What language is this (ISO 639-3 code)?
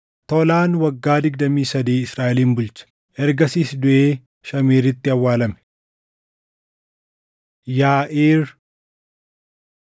orm